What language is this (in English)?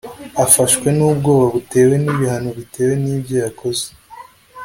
Kinyarwanda